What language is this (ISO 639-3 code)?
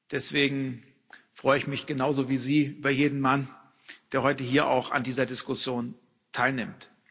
deu